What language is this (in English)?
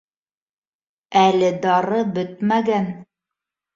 Bashkir